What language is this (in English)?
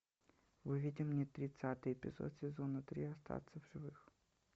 Russian